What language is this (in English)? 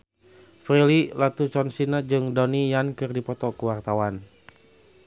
Sundanese